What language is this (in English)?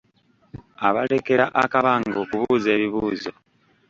Ganda